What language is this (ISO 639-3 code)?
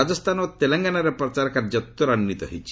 ori